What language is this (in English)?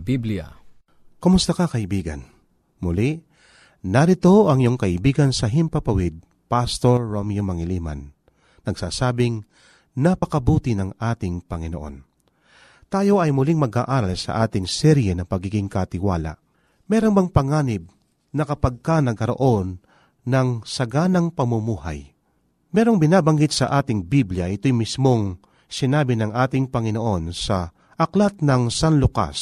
Filipino